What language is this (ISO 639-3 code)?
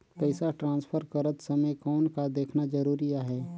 hne